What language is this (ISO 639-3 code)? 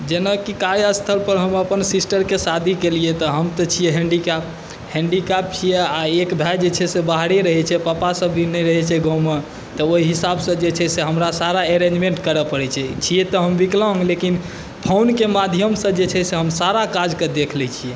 mai